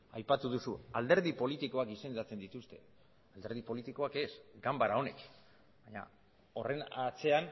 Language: Basque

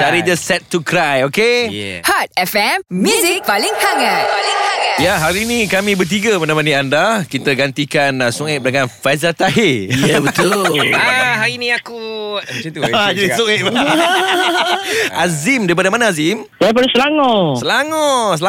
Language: Malay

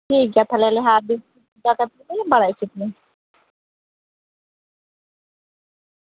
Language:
Santali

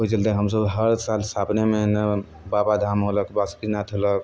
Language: Maithili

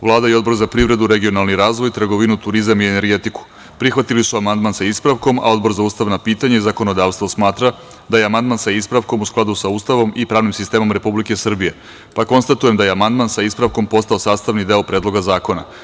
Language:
Serbian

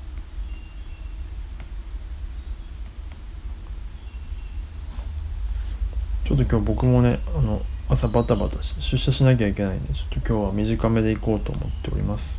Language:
Japanese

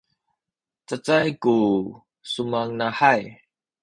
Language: Sakizaya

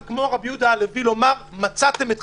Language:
Hebrew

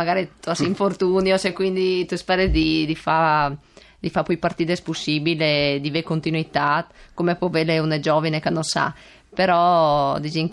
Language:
Italian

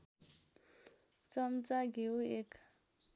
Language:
Nepali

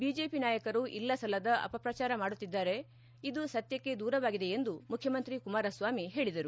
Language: Kannada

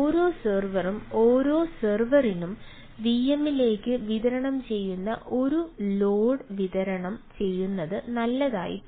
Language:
Malayalam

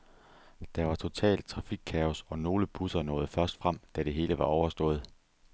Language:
Danish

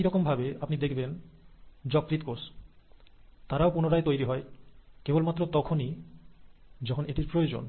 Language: Bangla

